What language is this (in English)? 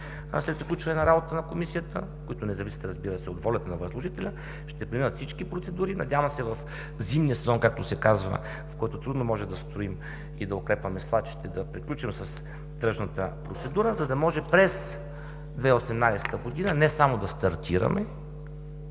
Bulgarian